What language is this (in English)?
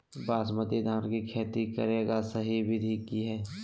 Magahi